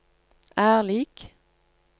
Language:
Norwegian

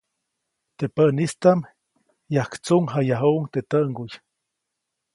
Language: Copainalá Zoque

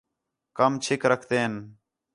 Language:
Khetrani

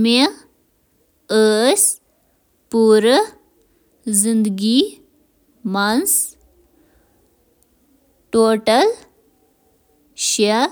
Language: Kashmiri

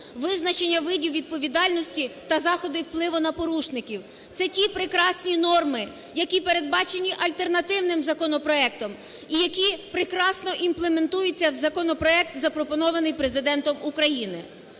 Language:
Ukrainian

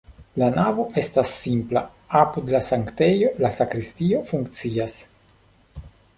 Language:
Esperanto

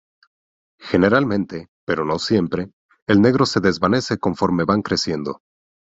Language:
Spanish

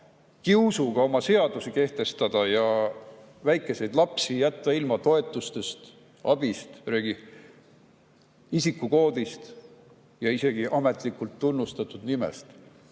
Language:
Estonian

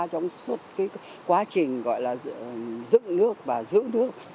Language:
Vietnamese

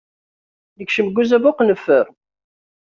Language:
Kabyle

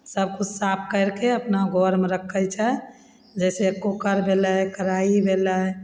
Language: Maithili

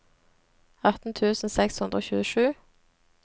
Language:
Norwegian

